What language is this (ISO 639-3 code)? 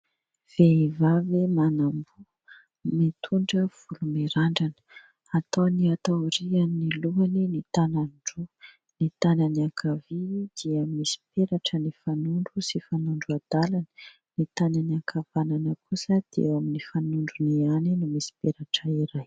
mlg